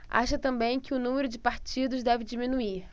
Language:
Portuguese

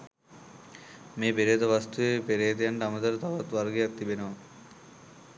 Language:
Sinhala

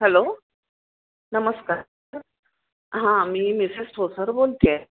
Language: Marathi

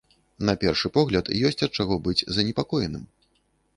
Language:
Belarusian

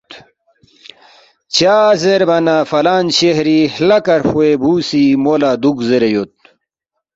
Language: Balti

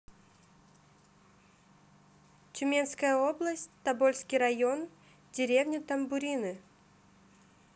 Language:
Russian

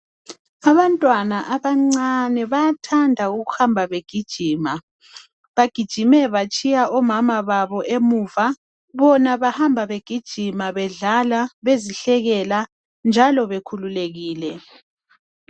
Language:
North Ndebele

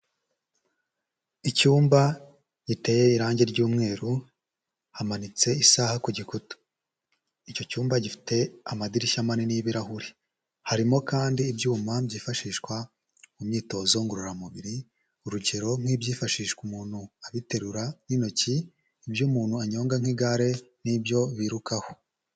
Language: Kinyarwanda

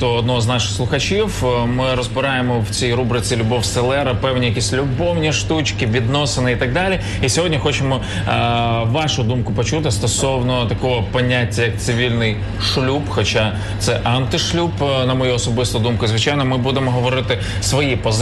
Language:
Ukrainian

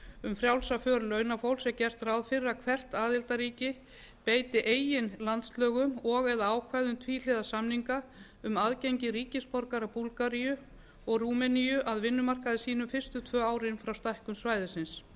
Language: Icelandic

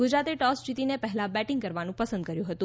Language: Gujarati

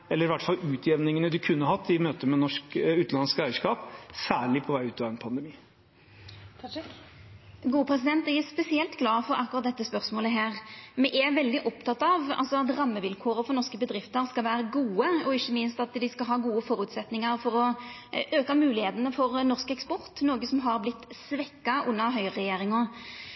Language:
Norwegian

